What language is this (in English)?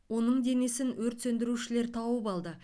Kazakh